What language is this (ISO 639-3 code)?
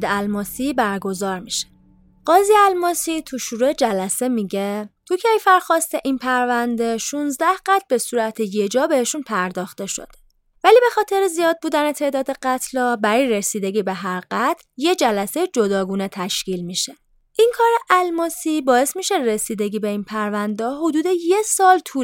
fas